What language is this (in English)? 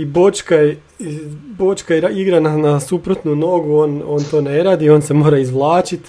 Croatian